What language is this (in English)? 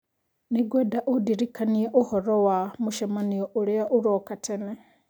Kikuyu